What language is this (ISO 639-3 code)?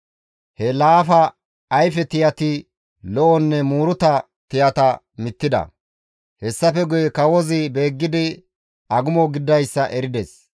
gmv